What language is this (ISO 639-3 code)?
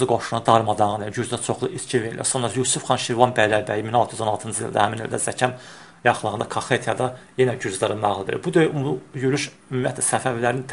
tur